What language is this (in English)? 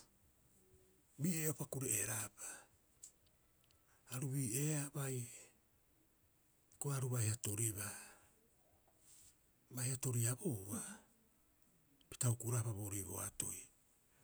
Rapoisi